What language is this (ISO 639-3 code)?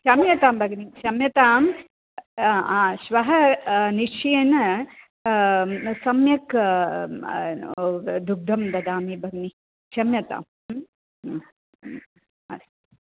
san